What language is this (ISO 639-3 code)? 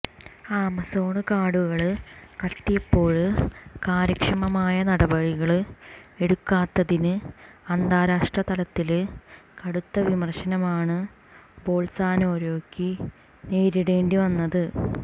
mal